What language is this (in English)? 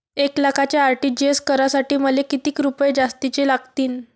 Marathi